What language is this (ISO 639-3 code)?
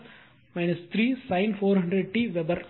tam